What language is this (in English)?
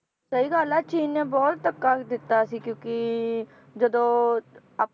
Punjabi